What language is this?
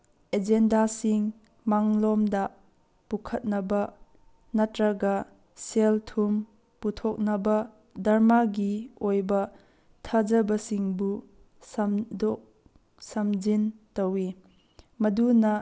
Manipuri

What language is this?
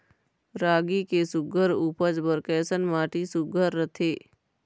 Chhattisgarhi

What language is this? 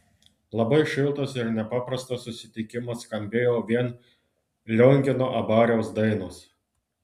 Lithuanian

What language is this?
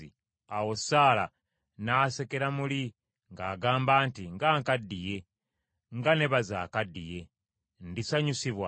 Ganda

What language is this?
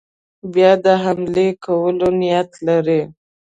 Pashto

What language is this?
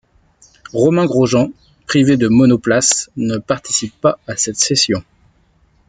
French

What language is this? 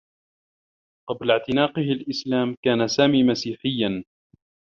Arabic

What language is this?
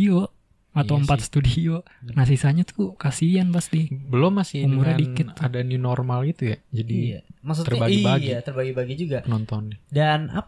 Indonesian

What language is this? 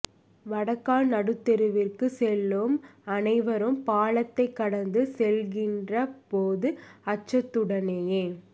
Tamil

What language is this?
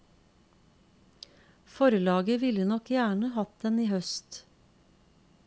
Norwegian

